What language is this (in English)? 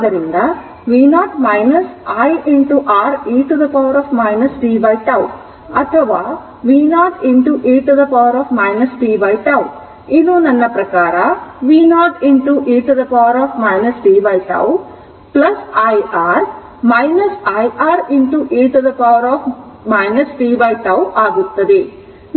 Kannada